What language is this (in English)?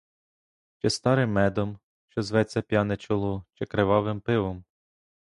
Ukrainian